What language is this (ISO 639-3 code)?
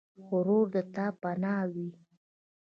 pus